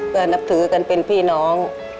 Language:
Thai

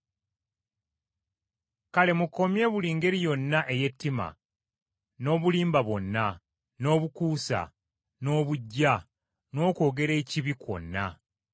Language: Ganda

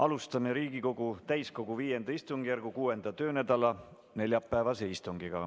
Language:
Estonian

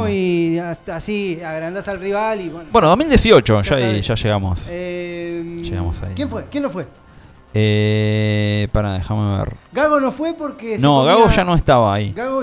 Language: Spanish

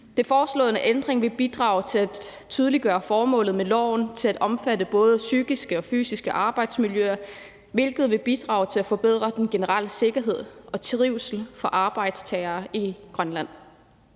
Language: Danish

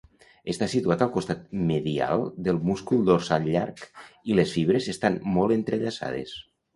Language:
Catalan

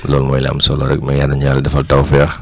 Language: Wolof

